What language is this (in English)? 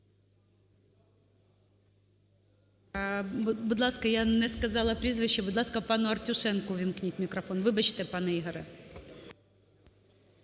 Ukrainian